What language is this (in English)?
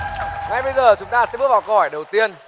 Vietnamese